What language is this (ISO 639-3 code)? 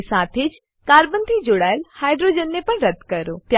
guj